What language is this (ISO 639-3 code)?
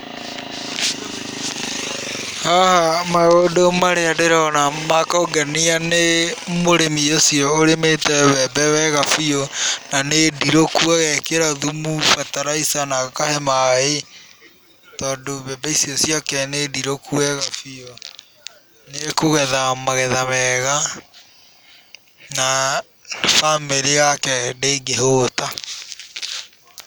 kik